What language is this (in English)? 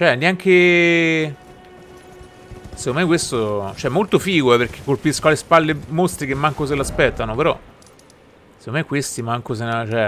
Italian